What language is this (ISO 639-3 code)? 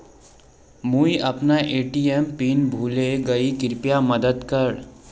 mag